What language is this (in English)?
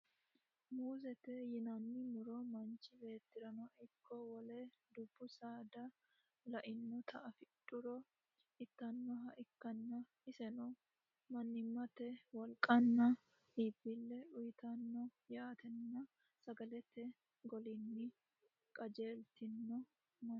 Sidamo